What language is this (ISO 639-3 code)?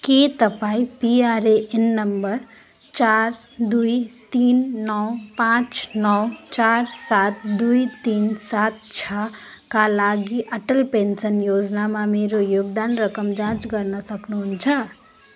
nep